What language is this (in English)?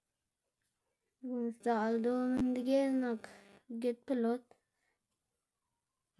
Xanaguía Zapotec